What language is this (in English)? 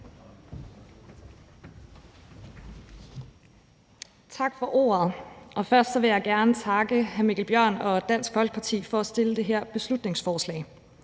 Danish